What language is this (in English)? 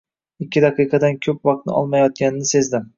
Uzbek